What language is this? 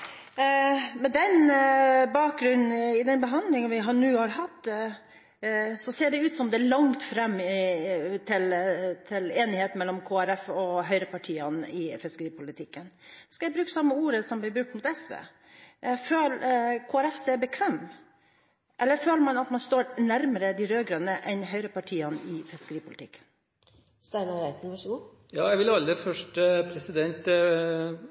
Norwegian Bokmål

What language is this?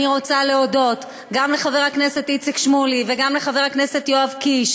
Hebrew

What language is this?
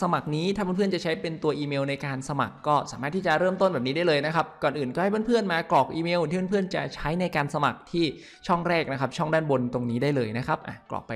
Thai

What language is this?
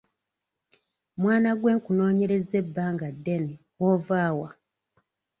Ganda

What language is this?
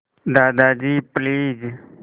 Hindi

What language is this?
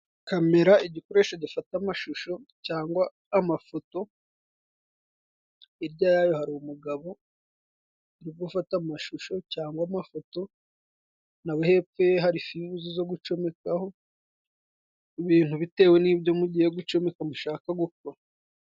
Kinyarwanda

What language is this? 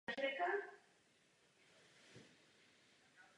Czech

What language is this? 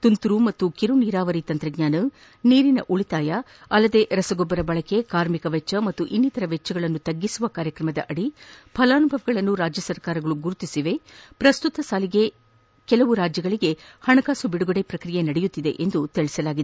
Kannada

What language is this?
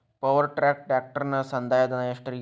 Kannada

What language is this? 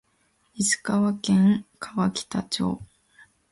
Japanese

